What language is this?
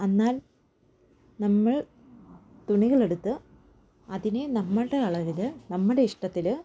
Malayalam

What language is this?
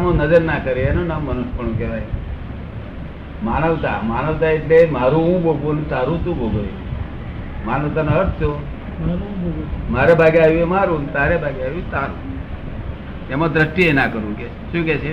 Gujarati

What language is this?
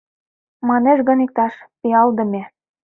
Mari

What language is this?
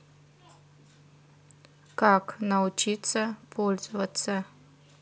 Russian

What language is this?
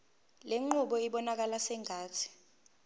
Zulu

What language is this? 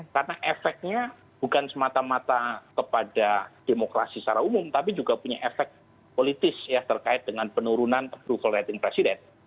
Indonesian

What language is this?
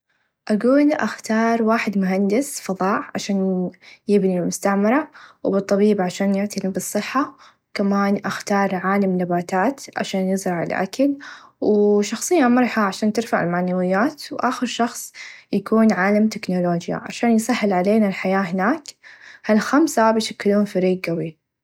Najdi Arabic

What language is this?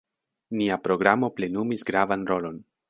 Esperanto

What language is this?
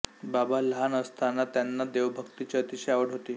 Marathi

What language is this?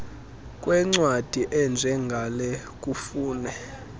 Xhosa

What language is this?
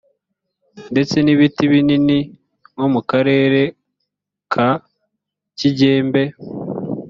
Kinyarwanda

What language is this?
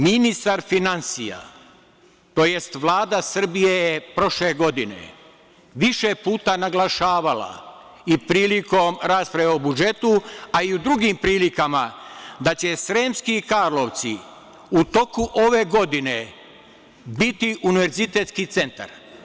Serbian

